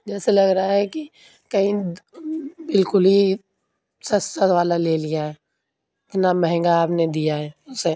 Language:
Urdu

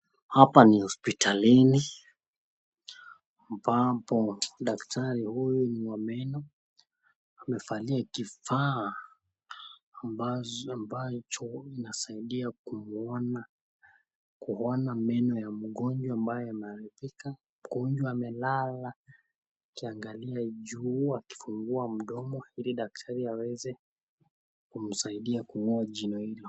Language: Swahili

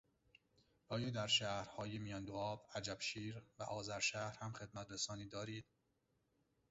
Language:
Persian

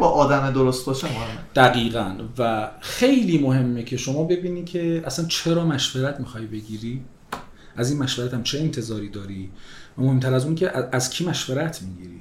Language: Persian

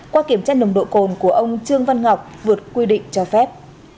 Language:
Vietnamese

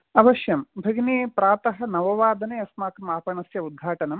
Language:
Sanskrit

